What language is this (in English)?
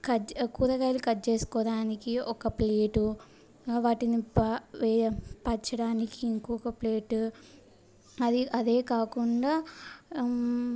Telugu